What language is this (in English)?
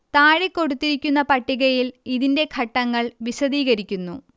Malayalam